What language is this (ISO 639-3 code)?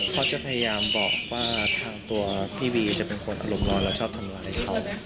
tha